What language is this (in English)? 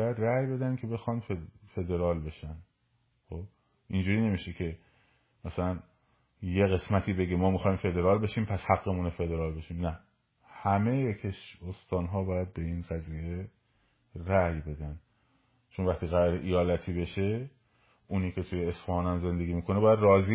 Persian